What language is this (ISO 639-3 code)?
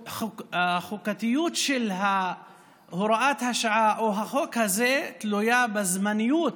heb